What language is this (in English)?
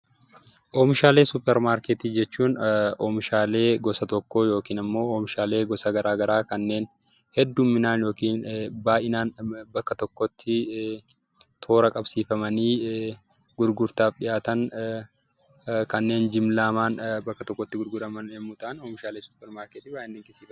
Oromo